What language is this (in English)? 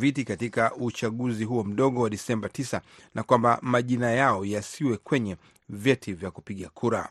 Swahili